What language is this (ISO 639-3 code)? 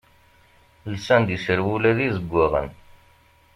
kab